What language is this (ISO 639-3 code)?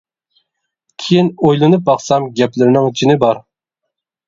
uig